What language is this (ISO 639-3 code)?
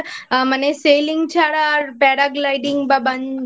ben